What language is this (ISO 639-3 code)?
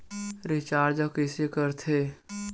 hne